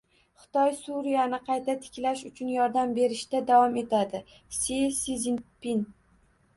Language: Uzbek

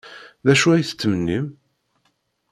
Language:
Kabyle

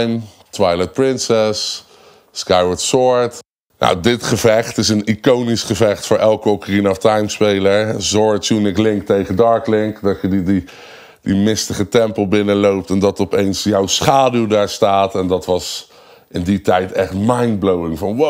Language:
Dutch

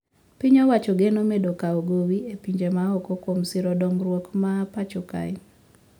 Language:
Luo (Kenya and Tanzania)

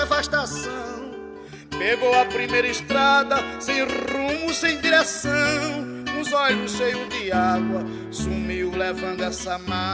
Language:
Portuguese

